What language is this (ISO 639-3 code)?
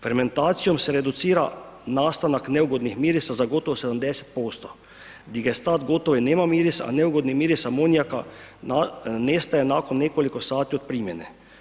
hrv